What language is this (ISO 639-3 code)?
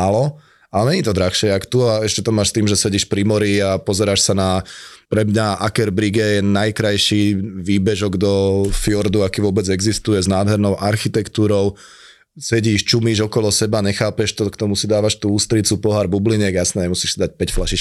slk